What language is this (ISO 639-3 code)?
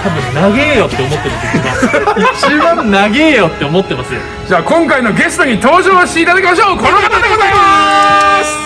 jpn